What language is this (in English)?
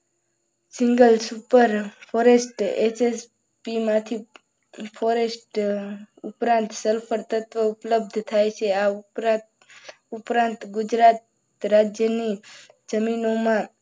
Gujarati